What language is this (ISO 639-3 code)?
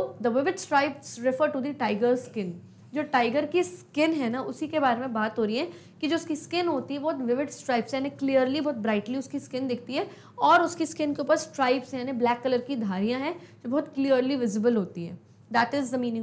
hin